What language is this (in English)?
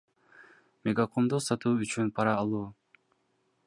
Kyrgyz